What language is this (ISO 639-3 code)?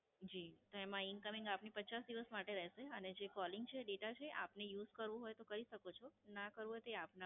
guj